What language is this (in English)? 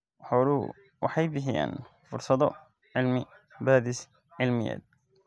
Somali